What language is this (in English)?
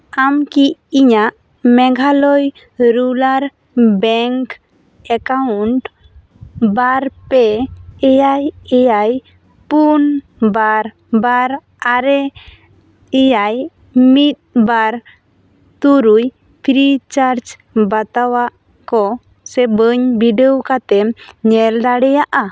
Santali